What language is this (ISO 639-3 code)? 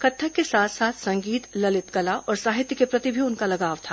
hin